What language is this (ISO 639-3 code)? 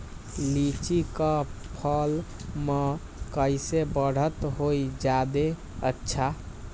mag